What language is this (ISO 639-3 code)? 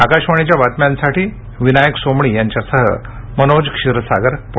mar